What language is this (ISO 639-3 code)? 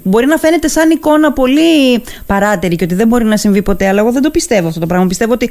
ell